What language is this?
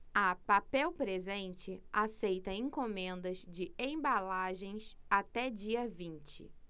Portuguese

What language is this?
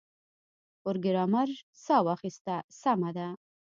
Pashto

